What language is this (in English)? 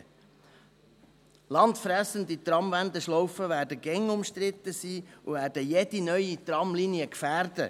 Swiss German